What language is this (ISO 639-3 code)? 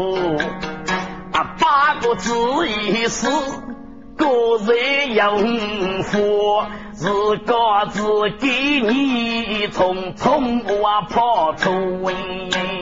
zho